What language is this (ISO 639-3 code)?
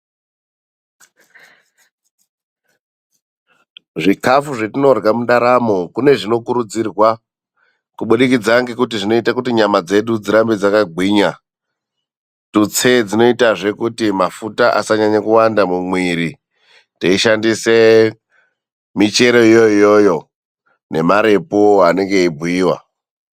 ndc